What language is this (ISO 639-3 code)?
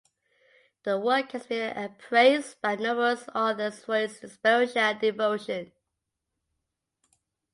eng